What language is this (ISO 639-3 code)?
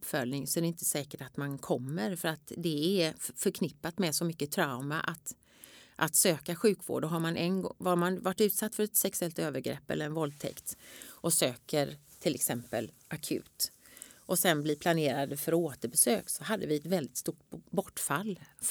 swe